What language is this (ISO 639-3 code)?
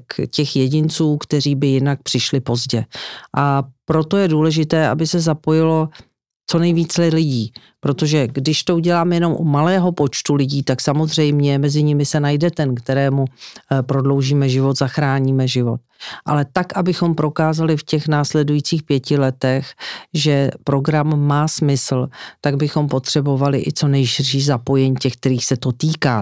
ces